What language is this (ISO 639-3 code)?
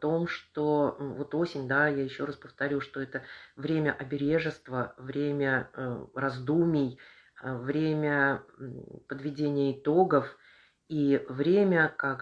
rus